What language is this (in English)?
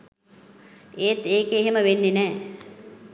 Sinhala